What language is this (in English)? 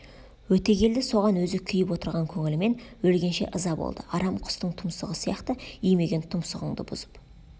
Kazakh